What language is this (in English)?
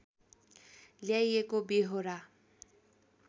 Nepali